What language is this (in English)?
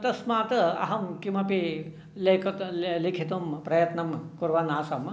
Sanskrit